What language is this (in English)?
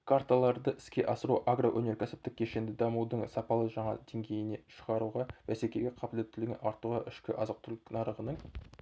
Kazakh